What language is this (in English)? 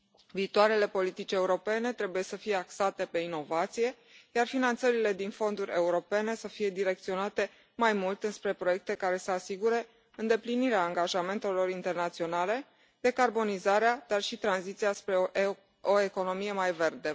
Romanian